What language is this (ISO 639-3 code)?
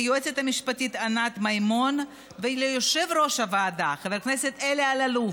heb